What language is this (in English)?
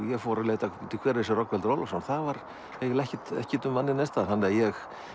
Icelandic